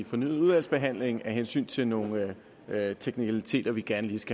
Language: Danish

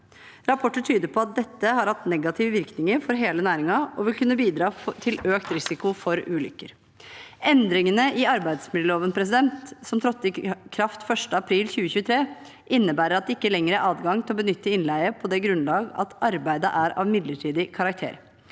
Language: Norwegian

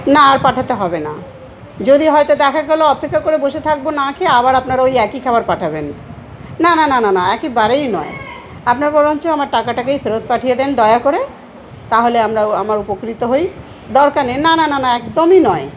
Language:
Bangla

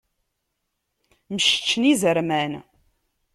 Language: Kabyle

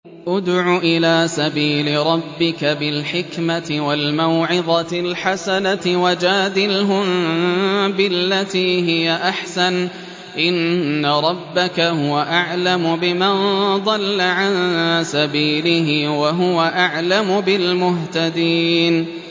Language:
Arabic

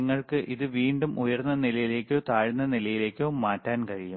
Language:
Malayalam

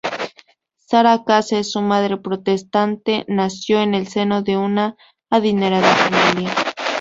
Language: Spanish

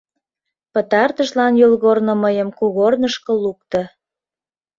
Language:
Mari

